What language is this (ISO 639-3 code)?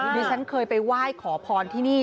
tha